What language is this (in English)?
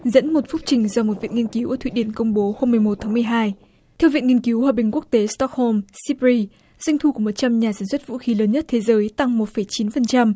Vietnamese